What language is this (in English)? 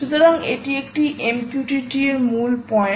Bangla